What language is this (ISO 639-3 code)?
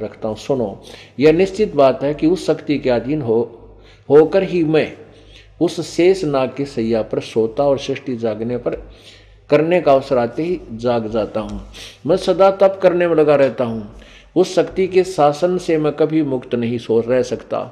hin